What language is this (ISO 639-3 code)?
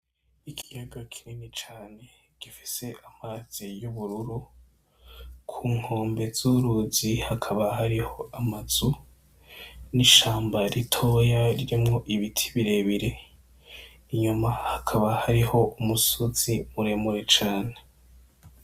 run